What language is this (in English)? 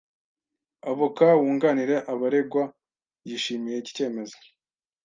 Kinyarwanda